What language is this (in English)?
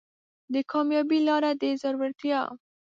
Pashto